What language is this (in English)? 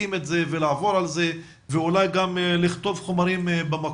Hebrew